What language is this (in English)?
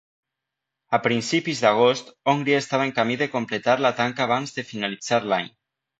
Catalan